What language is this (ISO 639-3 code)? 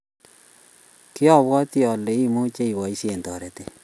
kln